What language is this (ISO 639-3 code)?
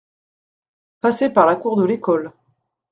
fra